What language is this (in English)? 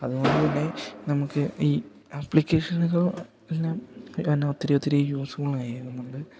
Malayalam